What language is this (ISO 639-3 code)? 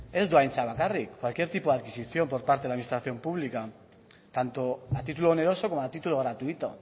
spa